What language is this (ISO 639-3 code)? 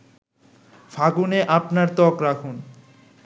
ben